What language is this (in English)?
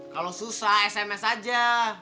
Indonesian